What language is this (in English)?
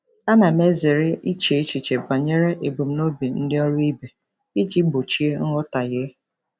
Igbo